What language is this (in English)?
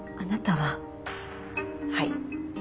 Japanese